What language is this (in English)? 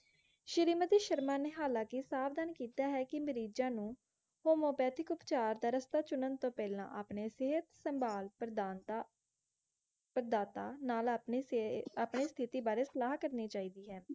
Punjabi